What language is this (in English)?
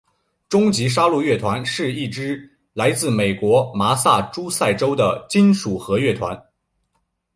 Chinese